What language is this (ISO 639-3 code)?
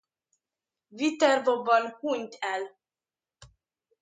hun